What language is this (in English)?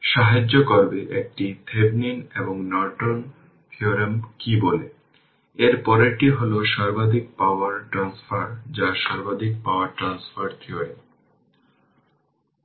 Bangla